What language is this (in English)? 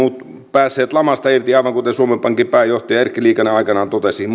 Finnish